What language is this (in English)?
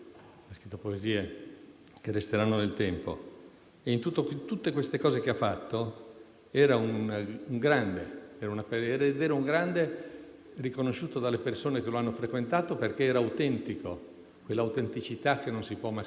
Italian